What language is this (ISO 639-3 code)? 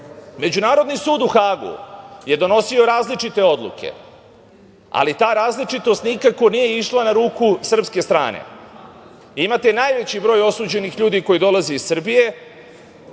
srp